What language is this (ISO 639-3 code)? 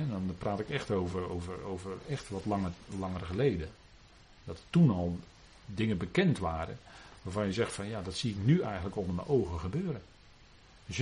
nld